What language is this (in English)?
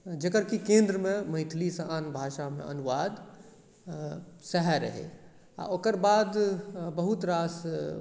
Maithili